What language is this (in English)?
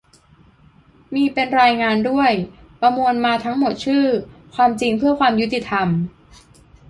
Thai